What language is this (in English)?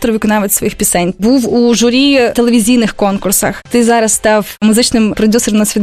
Ukrainian